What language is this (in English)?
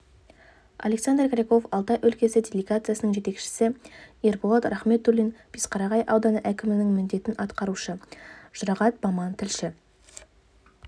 Kazakh